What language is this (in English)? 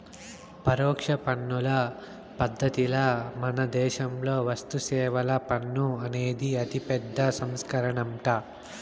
Telugu